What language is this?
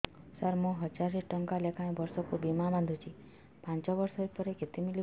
Odia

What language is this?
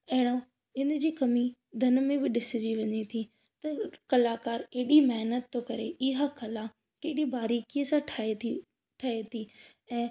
Sindhi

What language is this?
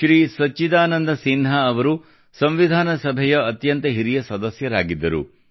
Kannada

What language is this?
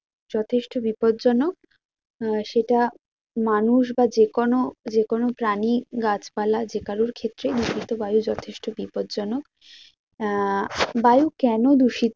Bangla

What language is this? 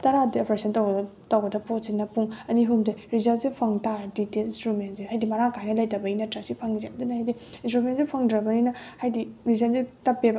Manipuri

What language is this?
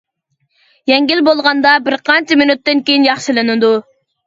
Uyghur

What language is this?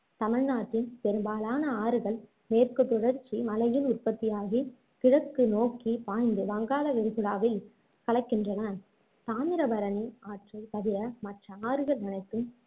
Tamil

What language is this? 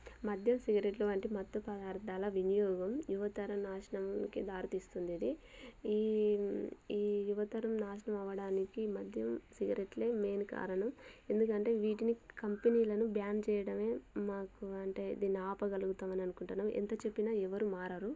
Telugu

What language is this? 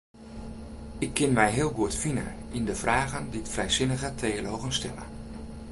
Western Frisian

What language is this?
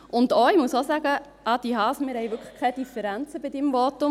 Swiss German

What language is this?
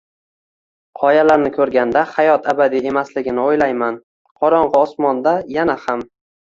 Uzbek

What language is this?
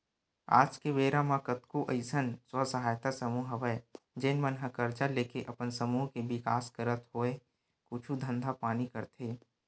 Chhattisgarhi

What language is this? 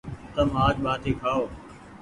Goaria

